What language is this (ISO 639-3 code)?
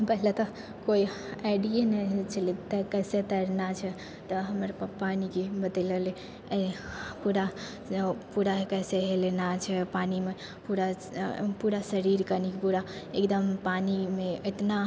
mai